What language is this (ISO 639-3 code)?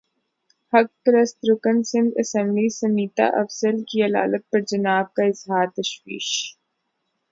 urd